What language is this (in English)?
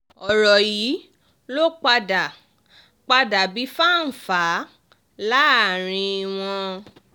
Yoruba